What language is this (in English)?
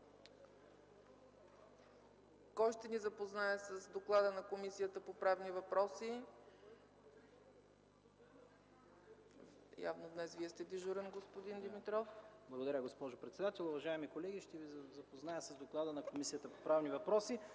Bulgarian